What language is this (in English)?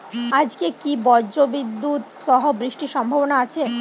Bangla